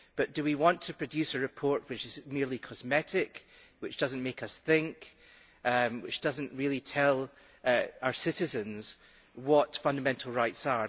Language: English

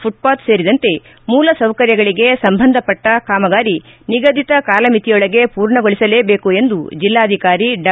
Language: Kannada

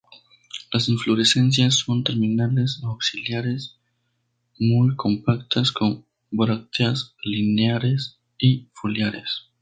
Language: Spanish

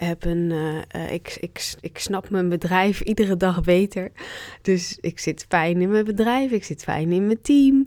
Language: Dutch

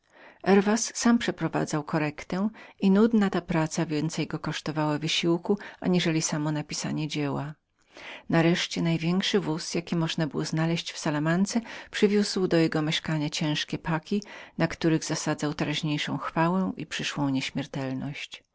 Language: Polish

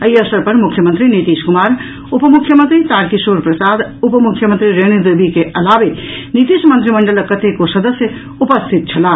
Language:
Maithili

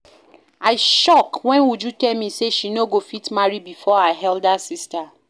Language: Nigerian Pidgin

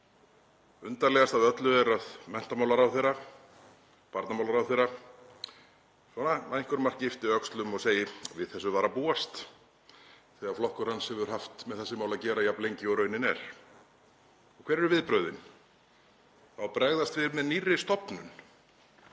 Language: Icelandic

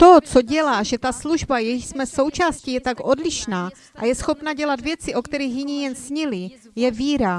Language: Czech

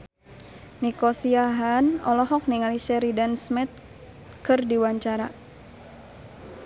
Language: Sundanese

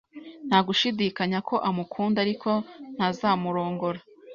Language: Kinyarwanda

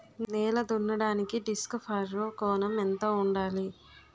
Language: Telugu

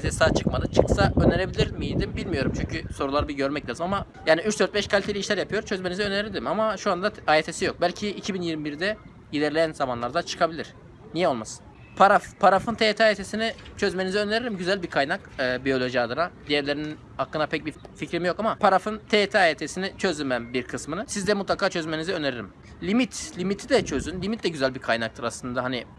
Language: Turkish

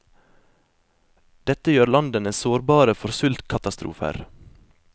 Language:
Norwegian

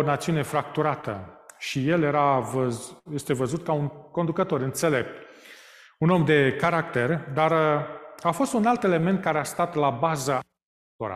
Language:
Romanian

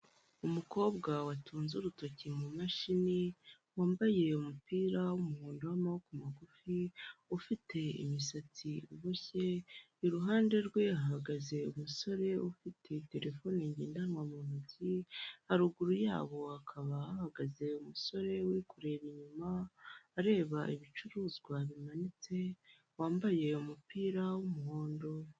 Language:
Kinyarwanda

